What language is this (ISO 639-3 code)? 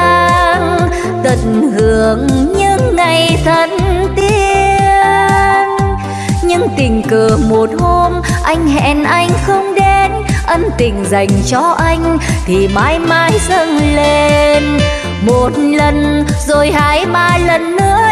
vie